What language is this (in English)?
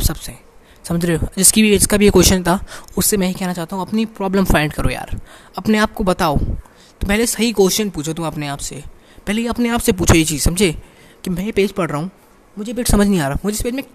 Hindi